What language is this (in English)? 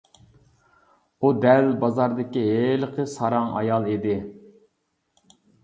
Uyghur